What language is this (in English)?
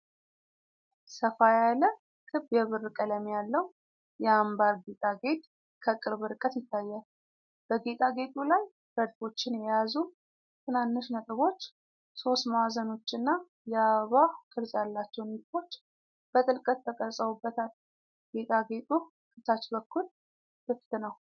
Amharic